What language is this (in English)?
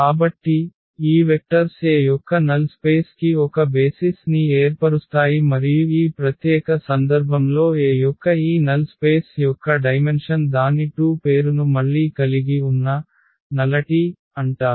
Telugu